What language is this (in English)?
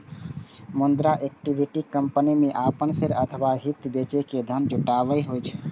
Maithili